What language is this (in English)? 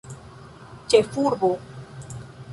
Esperanto